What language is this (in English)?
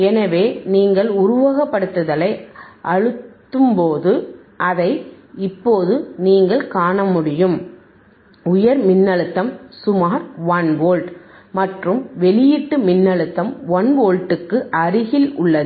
Tamil